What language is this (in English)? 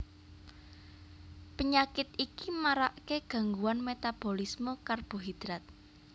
Javanese